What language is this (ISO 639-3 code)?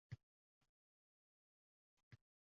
uzb